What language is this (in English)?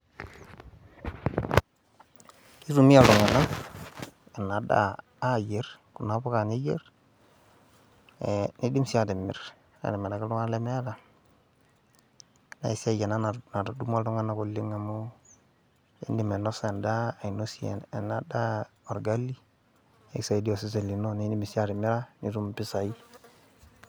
Masai